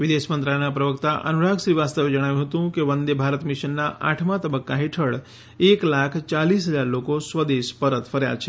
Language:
Gujarati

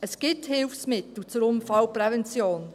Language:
Swiss German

